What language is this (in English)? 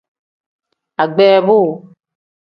Tem